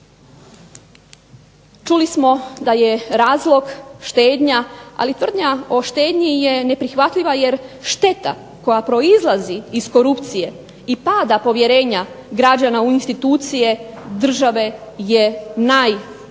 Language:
Croatian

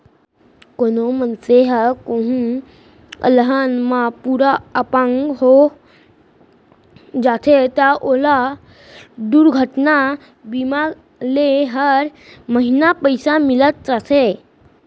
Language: Chhattisgarhi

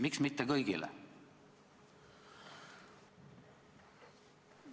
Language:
Estonian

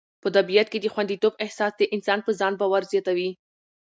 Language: Pashto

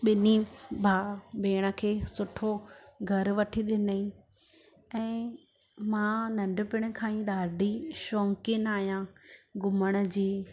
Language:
Sindhi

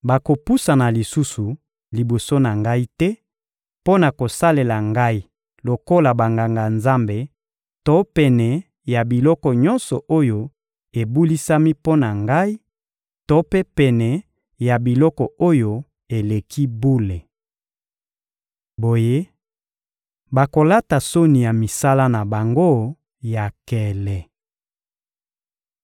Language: Lingala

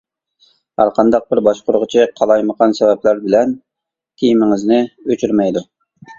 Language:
Uyghur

